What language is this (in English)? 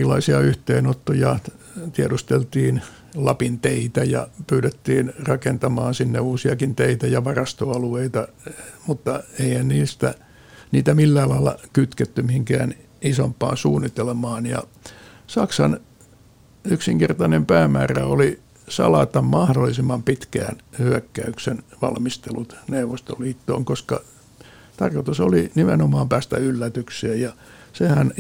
Finnish